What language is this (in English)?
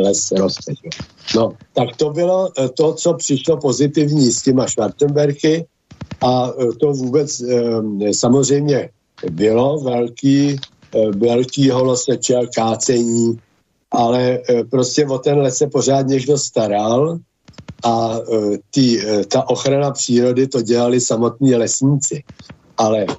Czech